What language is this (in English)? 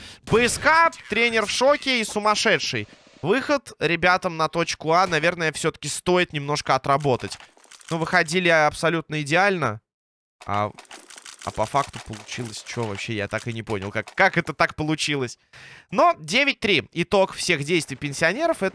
Russian